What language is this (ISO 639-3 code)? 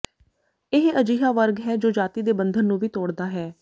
pan